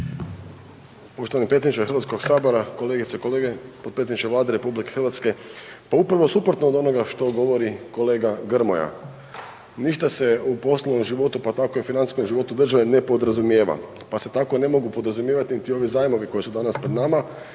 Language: Croatian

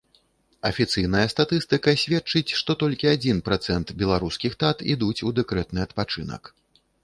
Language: Belarusian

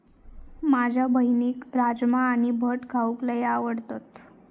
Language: Marathi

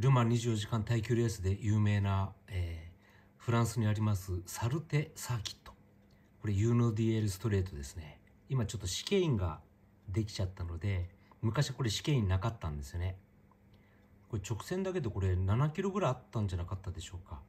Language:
Japanese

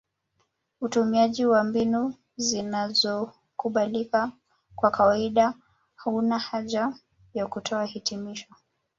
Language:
Swahili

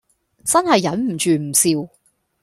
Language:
Cantonese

